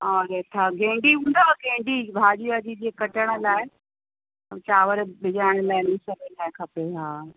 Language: Sindhi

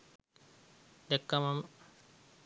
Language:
Sinhala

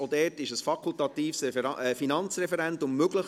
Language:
Swiss German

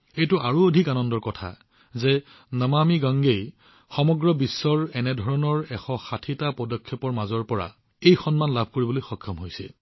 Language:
Assamese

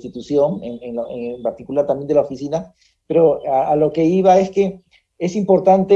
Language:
Spanish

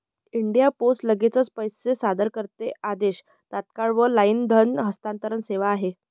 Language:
Marathi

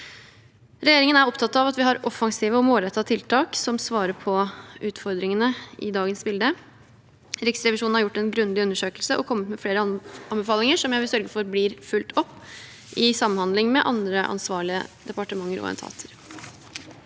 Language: Norwegian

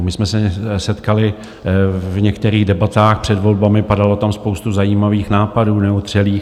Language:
Czech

